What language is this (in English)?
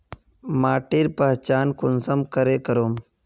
Magahi